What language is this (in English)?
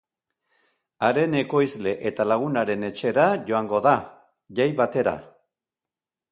Basque